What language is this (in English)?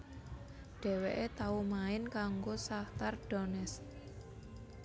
Javanese